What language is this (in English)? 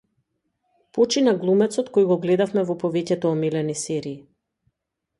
Macedonian